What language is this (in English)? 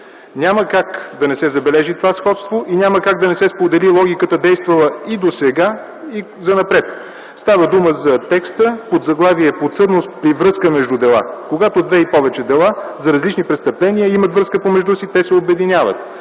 Bulgarian